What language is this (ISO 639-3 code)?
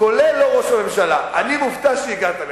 heb